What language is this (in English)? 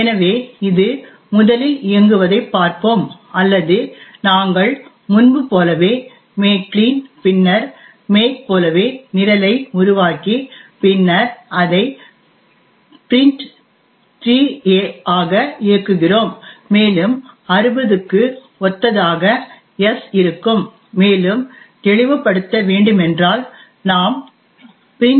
Tamil